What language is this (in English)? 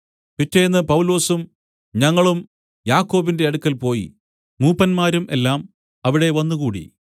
Malayalam